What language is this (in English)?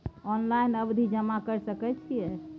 Maithili